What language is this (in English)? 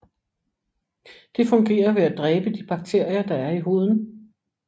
Danish